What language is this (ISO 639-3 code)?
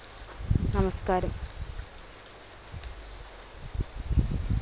mal